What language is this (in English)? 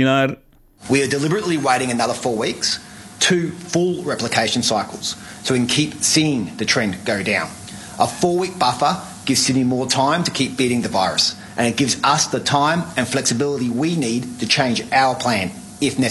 Tamil